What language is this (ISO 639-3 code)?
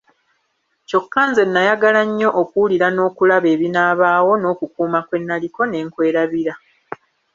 lug